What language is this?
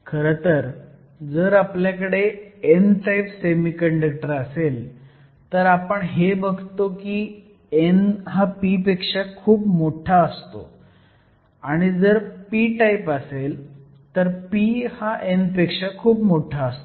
Marathi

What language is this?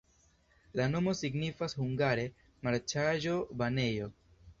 Esperanto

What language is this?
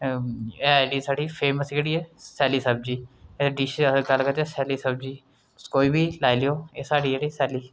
Dogri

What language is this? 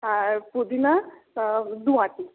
Bangla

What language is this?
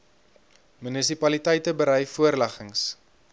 Afrikaans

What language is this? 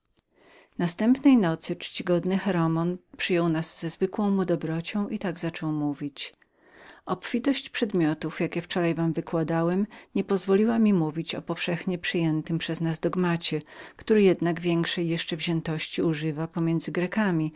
Polish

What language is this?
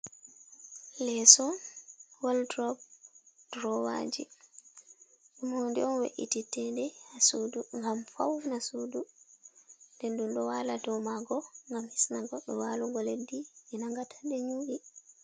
Fula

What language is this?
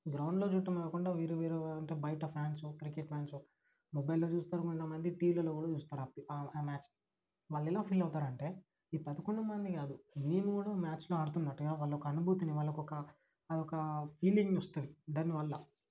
Telugu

